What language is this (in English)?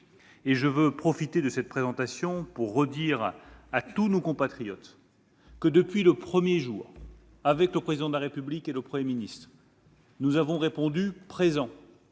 French